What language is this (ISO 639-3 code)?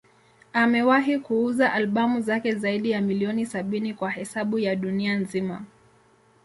swa